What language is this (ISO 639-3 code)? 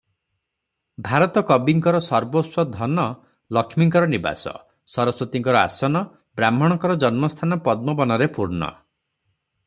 ori